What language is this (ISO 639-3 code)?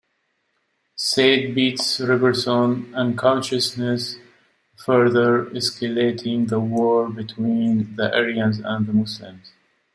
eng